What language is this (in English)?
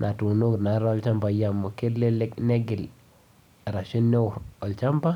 Masai